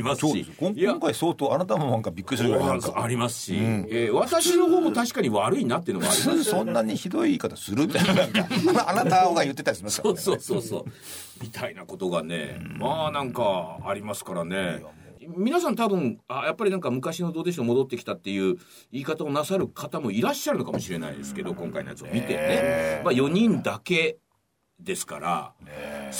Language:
Japanese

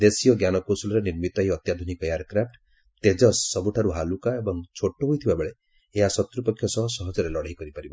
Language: Odia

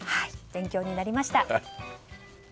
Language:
Japanese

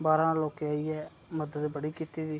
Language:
Dogri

